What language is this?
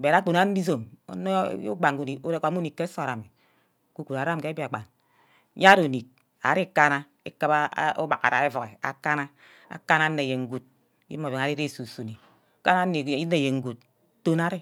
Ubaghara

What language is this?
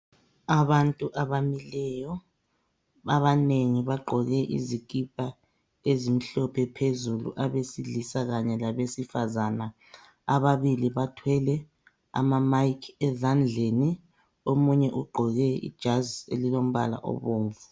North Ndebele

